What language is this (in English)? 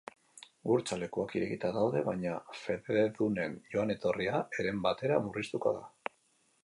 Basque